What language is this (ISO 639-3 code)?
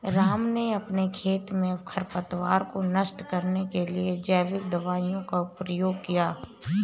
hin